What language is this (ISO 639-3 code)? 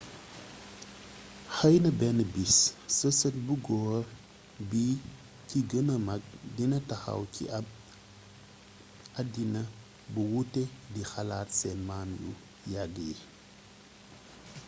wol